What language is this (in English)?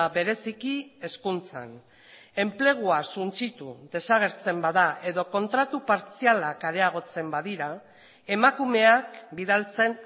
Basque